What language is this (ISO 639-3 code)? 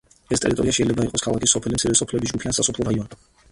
kat